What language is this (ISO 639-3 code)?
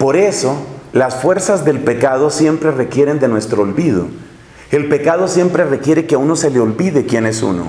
spa